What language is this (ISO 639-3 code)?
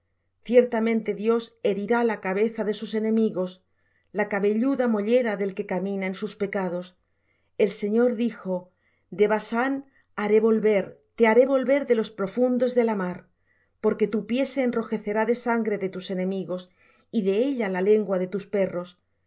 spa